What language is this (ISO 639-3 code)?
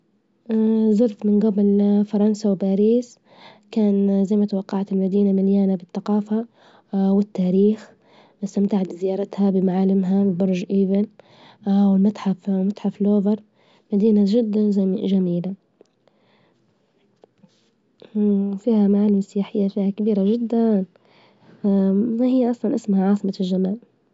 ayl